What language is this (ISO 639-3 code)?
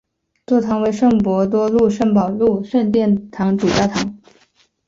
zho